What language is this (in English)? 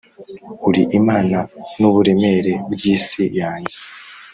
Kinyarwanda